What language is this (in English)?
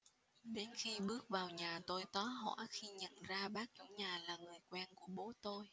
Vietnamese